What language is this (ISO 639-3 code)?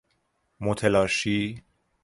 fas